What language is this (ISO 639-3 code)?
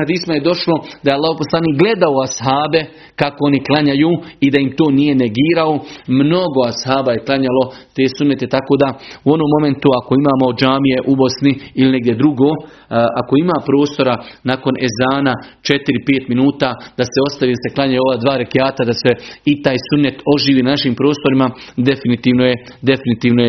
hrv